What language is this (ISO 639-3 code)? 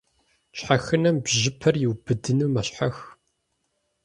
kbd